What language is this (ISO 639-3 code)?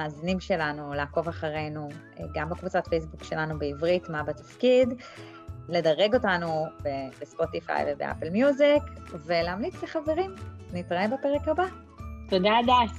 heb